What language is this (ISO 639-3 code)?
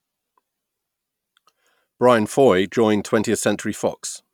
eng